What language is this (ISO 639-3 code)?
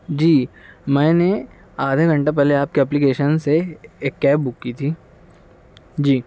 urd